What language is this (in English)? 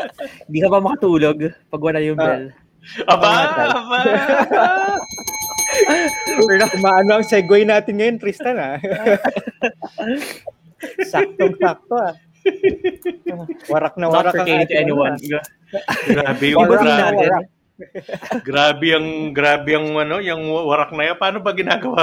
Filipino